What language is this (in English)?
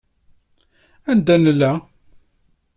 Kabyle